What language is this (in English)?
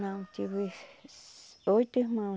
Portuguese